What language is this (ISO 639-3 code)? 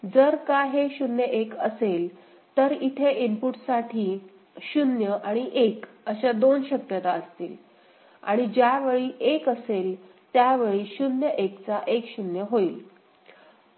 mar